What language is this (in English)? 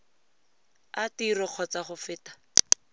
Tswana